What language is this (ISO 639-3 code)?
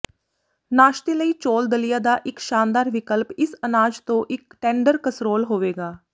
pan